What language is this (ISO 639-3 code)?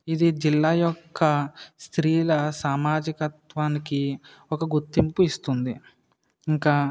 tel